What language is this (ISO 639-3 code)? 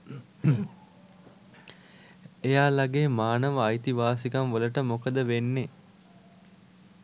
sin